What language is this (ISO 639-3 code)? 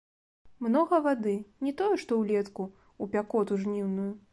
bel